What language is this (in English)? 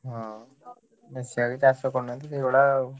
Odia